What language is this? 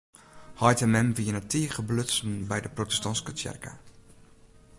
Western Frisian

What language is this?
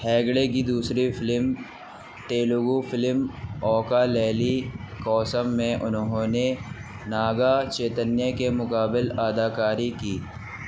Urdu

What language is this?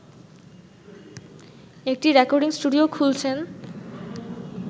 Bangla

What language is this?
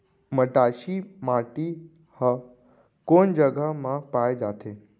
Chhattisgarhi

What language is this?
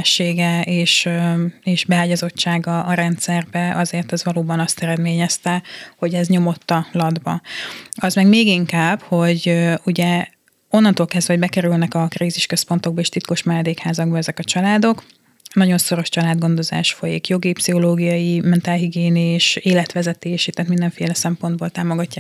Hungarian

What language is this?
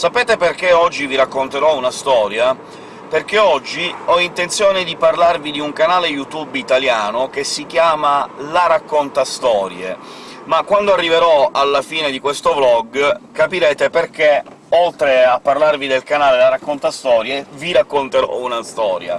Italian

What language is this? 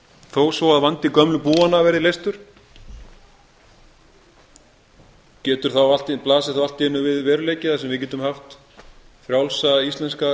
Icelandic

